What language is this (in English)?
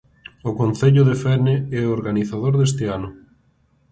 Galician